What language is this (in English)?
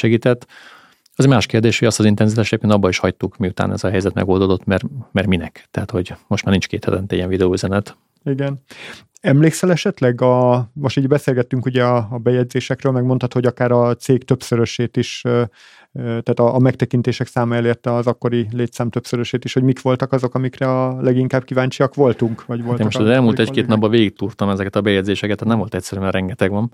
Hungarian